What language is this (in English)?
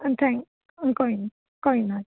Punjabi